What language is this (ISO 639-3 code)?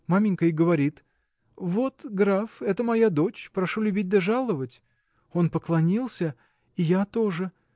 rus